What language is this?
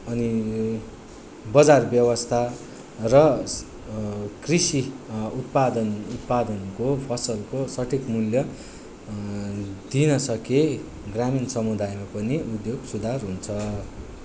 Nepali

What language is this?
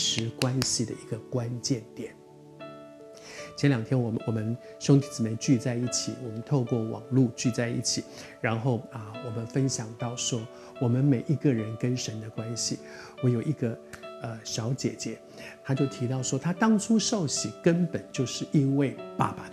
Chinese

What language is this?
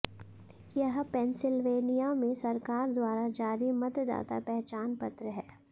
Hindi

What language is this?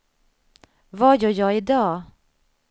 Swedish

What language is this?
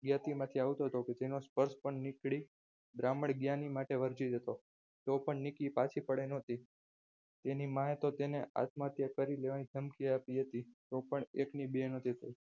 Gujarati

